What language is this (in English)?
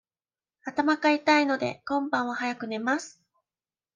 Japanese